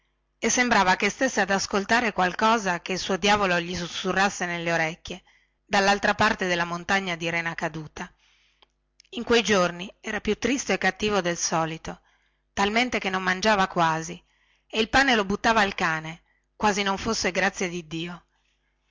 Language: Italian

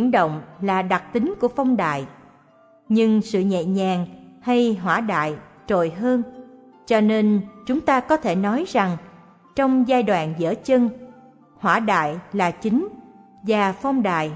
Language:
Vietnamese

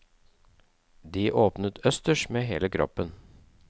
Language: Norwegian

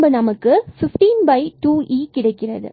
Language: Tamil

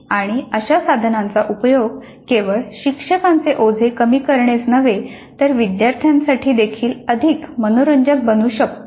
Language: Marathi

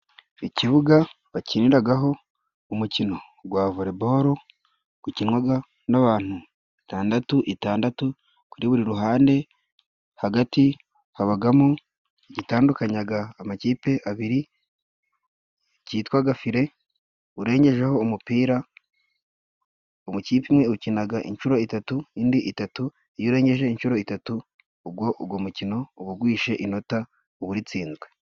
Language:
Kinyarwanda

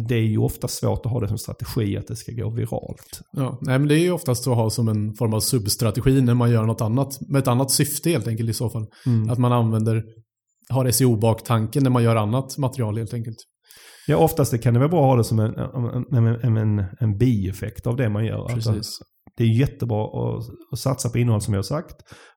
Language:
Swedish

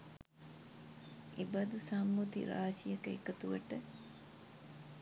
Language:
Sinhala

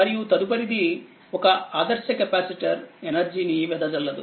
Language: Telugu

